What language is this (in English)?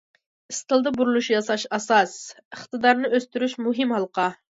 Uyghur